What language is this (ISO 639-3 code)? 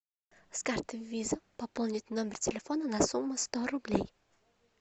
rus